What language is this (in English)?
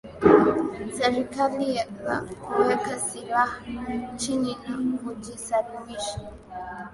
Swahili